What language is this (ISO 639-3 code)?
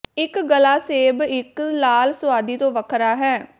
pan